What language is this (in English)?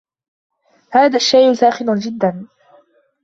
Arabic